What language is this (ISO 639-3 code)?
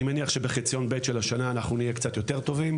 heb